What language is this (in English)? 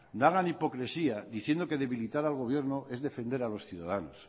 Spanish